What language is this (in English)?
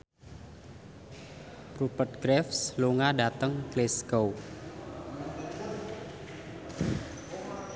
Javanese